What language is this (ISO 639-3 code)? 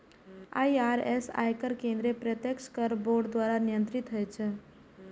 mai